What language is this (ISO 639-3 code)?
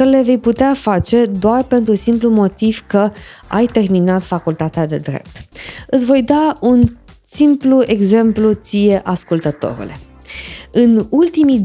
ron